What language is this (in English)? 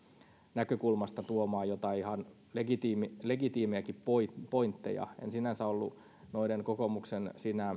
Finnish